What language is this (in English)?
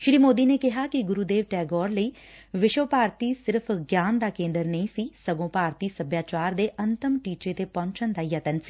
Punjabi